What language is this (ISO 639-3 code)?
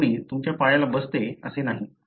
mar